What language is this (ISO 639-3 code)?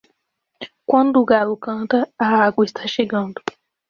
por